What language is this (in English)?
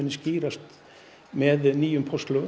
Icelandic